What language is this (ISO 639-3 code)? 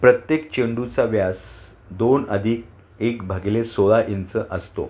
mar